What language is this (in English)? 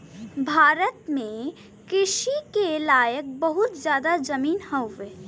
Bhojpuri